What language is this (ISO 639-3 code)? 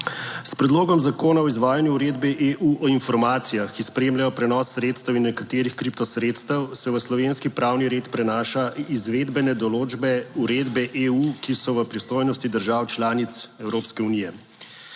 slv